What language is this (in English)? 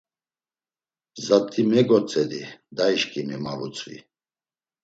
Laz